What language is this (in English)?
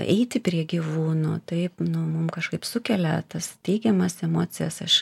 Lithuanian